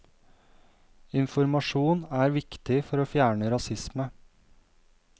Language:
Norwegian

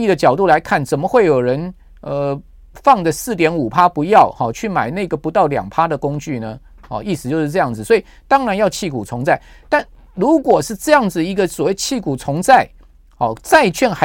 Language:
Chinese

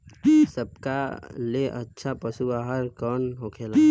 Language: Bhojpuri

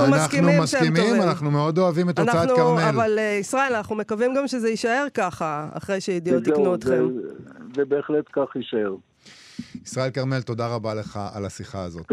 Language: Hebrew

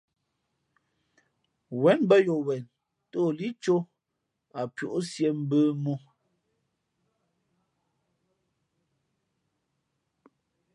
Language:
Fe'fe'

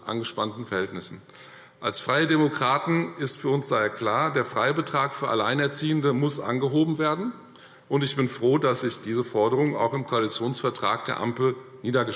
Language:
German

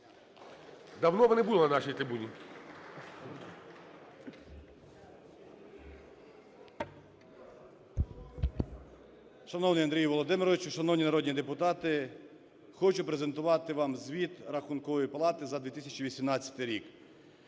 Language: Ukrainian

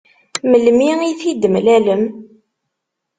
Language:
Kabyle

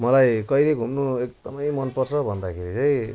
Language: Nepali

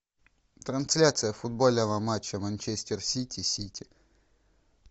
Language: Russian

